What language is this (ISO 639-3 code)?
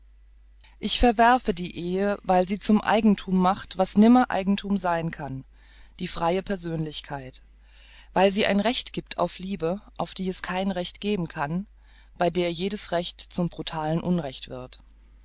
deu